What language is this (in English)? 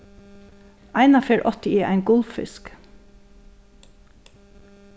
Faroese